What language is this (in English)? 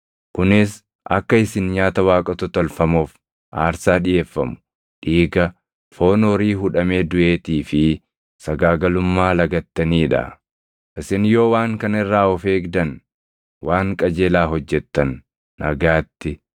Oromo